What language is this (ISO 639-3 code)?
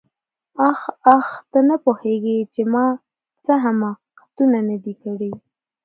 pus